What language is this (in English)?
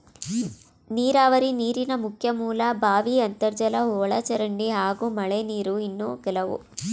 Kannada